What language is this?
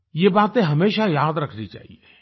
Hindi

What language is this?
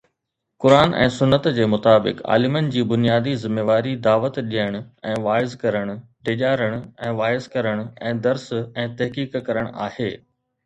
Sindhi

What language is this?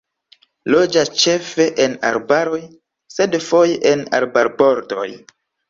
Esperanto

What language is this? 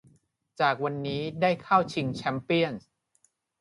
Thai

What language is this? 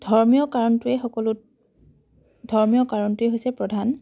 Assamese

